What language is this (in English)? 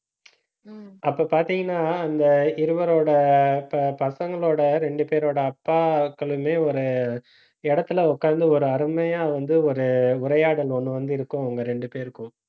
Tamil